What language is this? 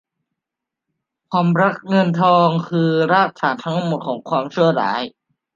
Thai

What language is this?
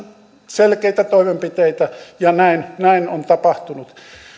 Finnish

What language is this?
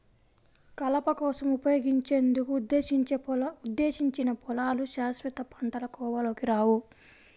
Telugu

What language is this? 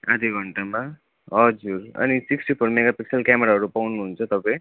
Nepali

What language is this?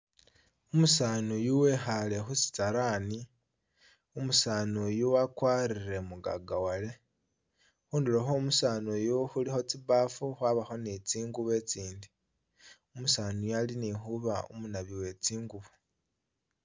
Masaaba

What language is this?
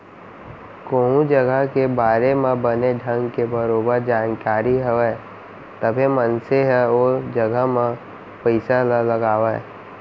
Chhattisgarhi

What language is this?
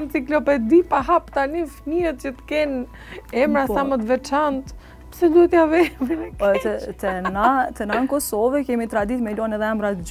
Romanian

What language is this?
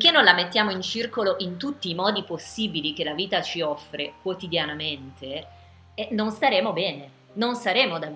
Italian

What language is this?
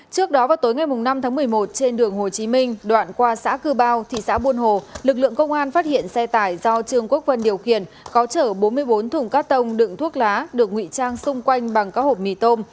Vietnamese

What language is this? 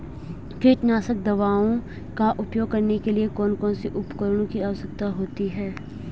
Hindi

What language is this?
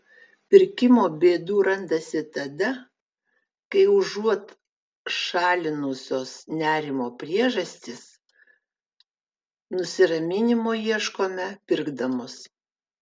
Lithuanian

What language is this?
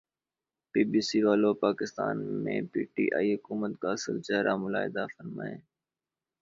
Urdu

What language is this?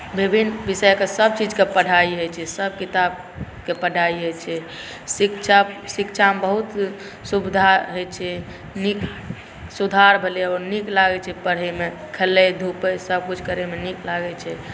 Maithili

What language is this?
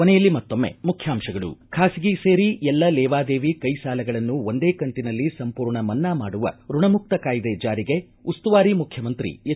Kannada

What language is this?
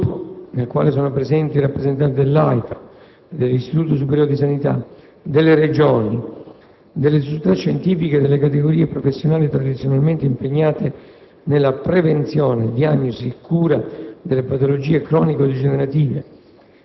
Italian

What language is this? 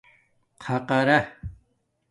Domaaki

